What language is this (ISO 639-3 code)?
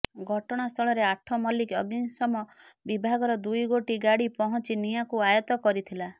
ori